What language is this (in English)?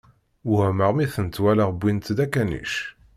Kabyle